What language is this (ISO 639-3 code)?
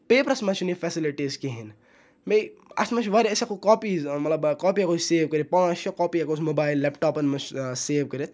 kas